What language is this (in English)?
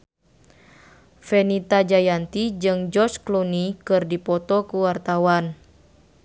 Sundanese